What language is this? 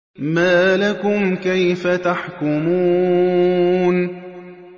Arabic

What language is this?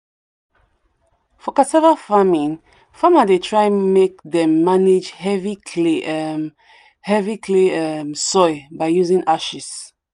Nigerian Pidgin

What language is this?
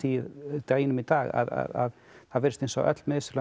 Icelandic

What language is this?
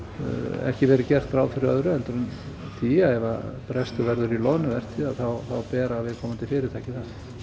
Icelandic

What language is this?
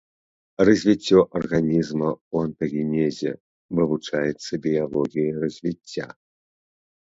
Belarusian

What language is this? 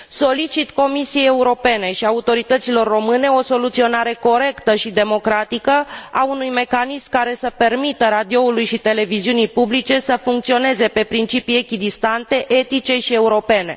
Romanian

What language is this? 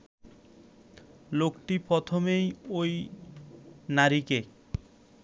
Bangla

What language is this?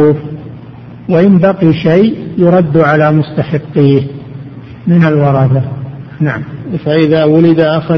Arabic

